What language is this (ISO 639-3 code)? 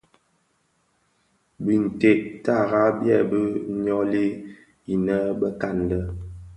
ksf